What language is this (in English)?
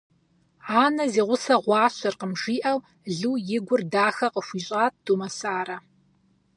Kabardian